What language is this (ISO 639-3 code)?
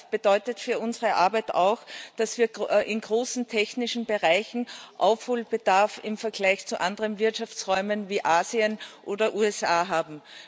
deu